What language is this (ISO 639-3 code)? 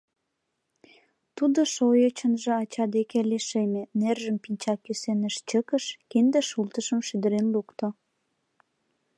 chm